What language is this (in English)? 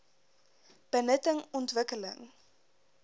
Afrikaans